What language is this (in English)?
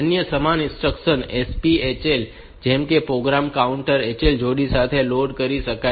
Gujarati